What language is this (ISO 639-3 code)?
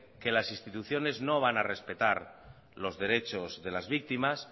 spa